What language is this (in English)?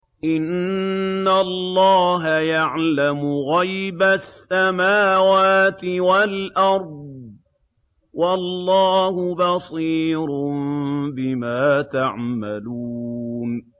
Arabic